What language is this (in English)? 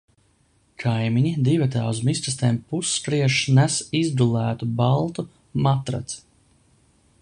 Latvian